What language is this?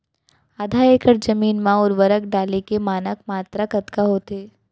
Chhattisgarhi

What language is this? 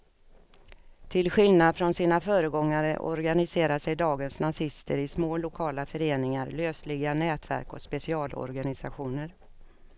Swedish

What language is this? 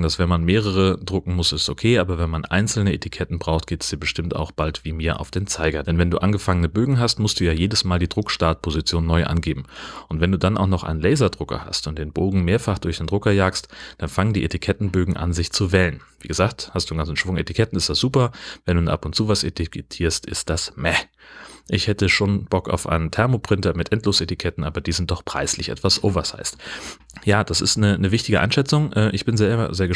German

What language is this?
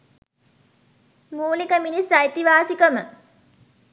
Sinhala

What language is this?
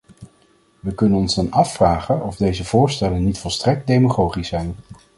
Dutch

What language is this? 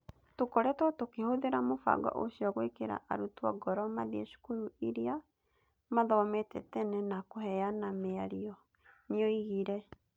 Kikuyu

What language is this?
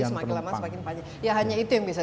Indonesian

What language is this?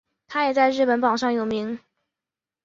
Chinese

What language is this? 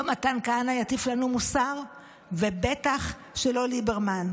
Hebrew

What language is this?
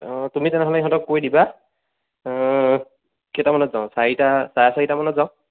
Assamese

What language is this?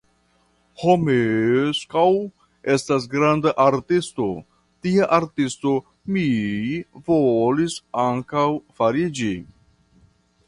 Esperanto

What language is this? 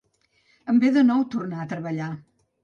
Catalan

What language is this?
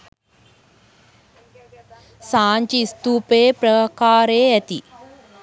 Sinhala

